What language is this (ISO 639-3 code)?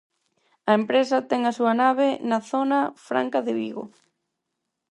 glg